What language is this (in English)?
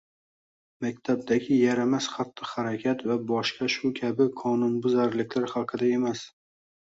Uzbek